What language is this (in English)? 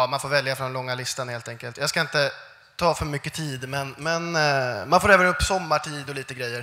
Swedish